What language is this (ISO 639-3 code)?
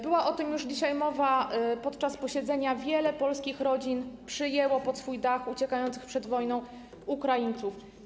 pol